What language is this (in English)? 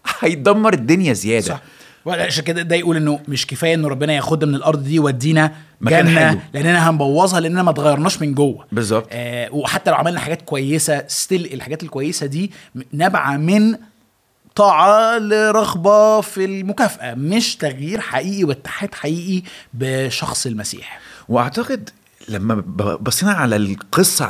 Arabic